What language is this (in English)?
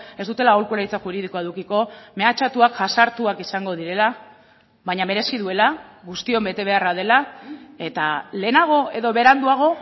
Basque